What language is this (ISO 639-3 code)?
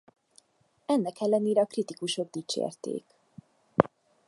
hun